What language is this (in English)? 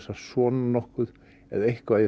Icelandic